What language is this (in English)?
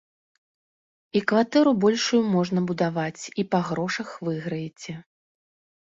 Belarusian